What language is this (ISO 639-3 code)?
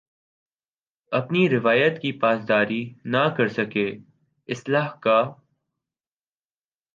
urd